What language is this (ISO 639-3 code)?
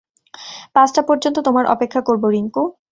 ben